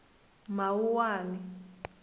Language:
Tsonga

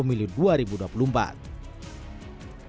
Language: Indonesian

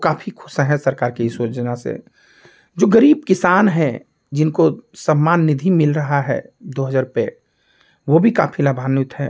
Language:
Hindi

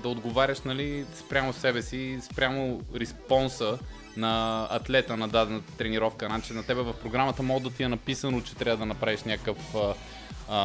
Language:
Bulgarian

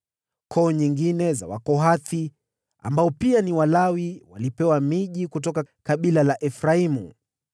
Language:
Swahili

